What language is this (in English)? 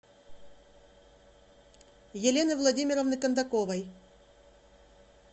Russian